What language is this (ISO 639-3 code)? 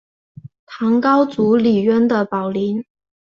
zho